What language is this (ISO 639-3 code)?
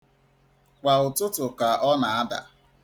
ibo